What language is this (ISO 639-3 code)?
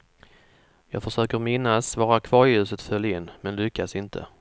swe